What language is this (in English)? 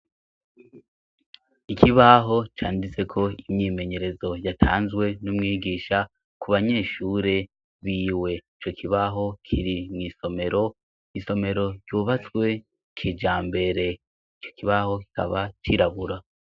Rundi